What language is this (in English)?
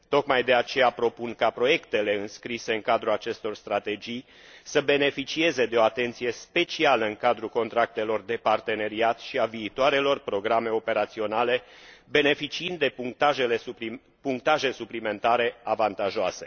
Romanian